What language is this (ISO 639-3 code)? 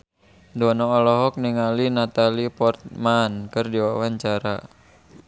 sun